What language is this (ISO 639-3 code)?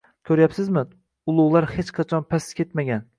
uzb